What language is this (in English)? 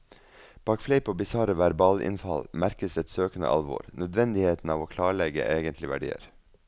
Norwegian